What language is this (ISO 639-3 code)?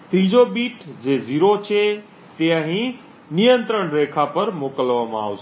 guj